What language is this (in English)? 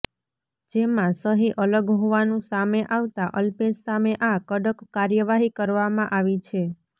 Gujarati